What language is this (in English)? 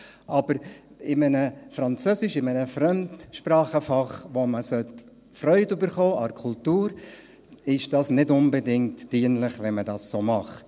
Swiss German